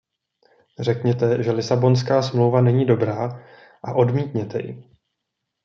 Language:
Czech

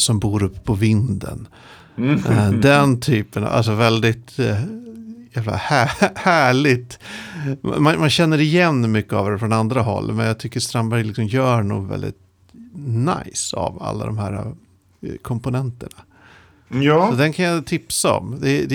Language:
Swedish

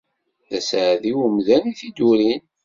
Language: Kabyle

